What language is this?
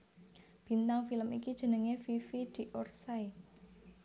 Javanese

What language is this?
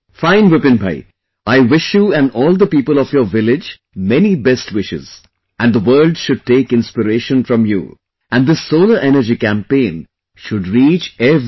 English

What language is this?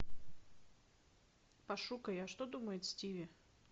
Russian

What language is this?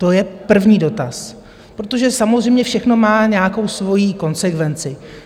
Czech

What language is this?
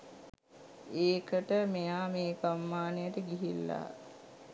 Sinhala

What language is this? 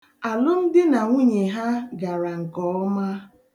Igbo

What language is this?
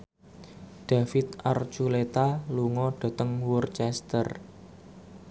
Javanese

